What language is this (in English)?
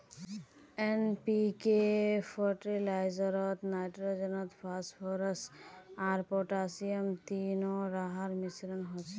Magahi